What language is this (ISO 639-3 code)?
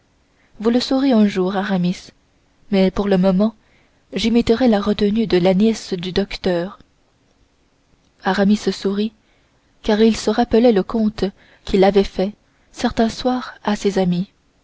fra